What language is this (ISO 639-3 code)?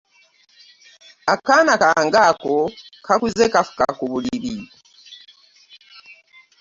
lug